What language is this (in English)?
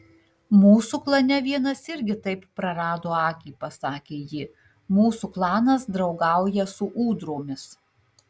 Lithuanian